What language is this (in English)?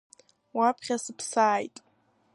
Abkhazian